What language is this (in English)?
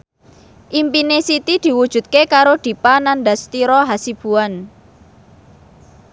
Javanese